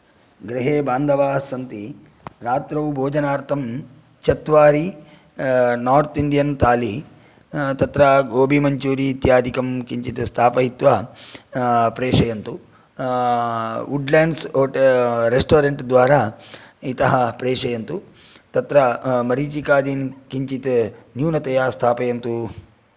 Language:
Sanskrit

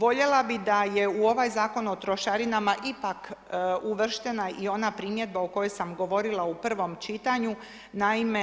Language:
Croatian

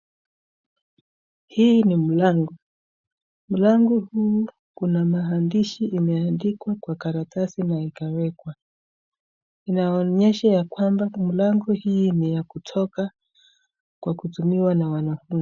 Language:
Swahili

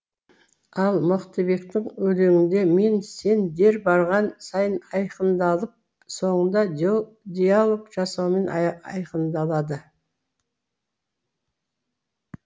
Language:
Kazakh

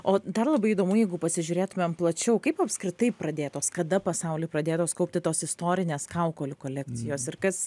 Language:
Lithuanian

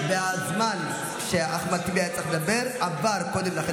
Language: Hebrew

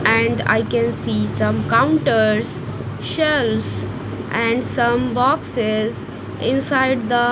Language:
English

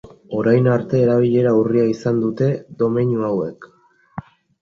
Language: Basque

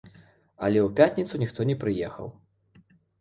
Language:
Belarusian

